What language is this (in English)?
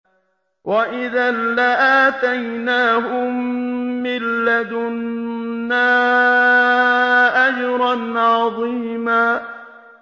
Arabic